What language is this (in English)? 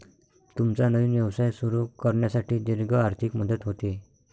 Marathi